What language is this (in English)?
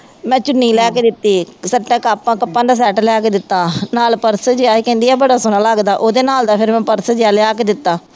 Punjabi